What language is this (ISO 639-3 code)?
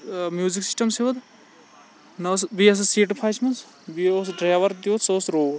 kas